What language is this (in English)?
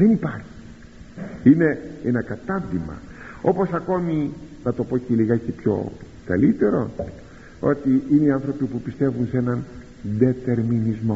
Greek